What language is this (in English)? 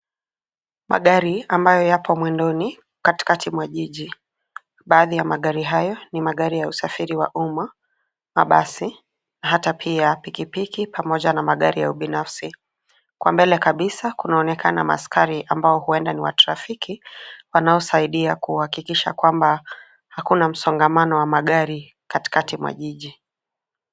Swahili